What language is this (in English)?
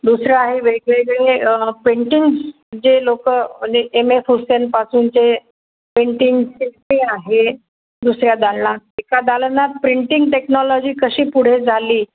Marathi